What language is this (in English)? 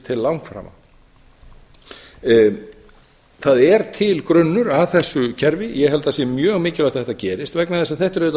Icelandic